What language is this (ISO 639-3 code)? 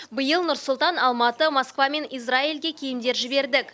kaz